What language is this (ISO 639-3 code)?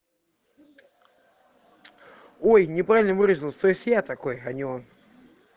rus